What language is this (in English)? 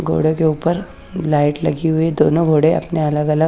Hindi